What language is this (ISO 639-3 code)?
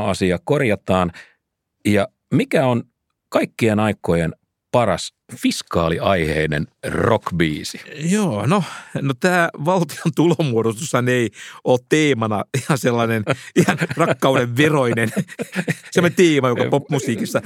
fin